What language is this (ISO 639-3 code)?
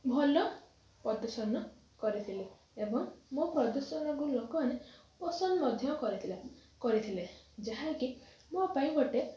ori